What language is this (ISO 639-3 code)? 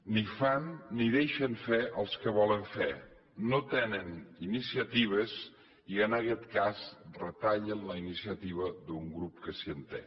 cat